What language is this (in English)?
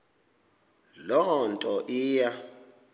Xhosa